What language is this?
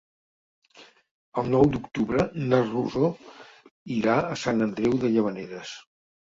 Catalan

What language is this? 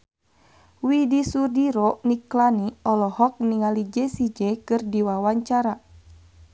Sundanese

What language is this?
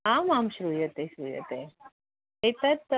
Sanskrit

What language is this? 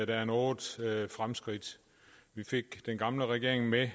Danish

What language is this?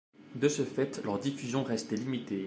French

